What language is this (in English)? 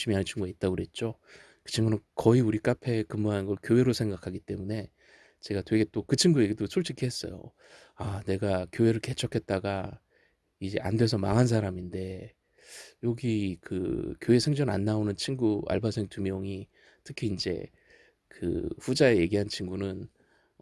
Korean